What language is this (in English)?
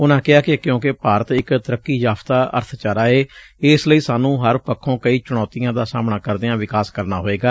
Punjabi